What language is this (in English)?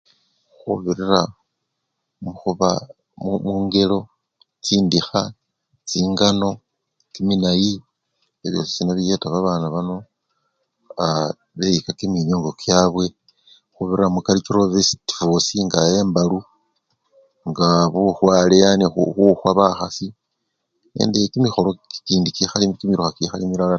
Luyia